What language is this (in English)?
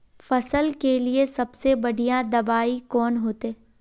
Magahi